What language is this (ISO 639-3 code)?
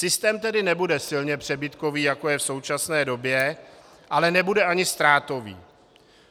ces